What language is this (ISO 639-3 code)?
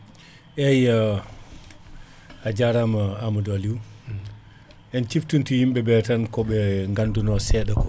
ful